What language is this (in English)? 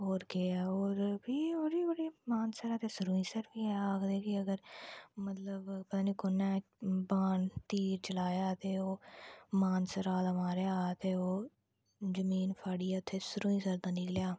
Dogri